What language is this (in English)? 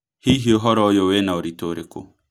Kikuyu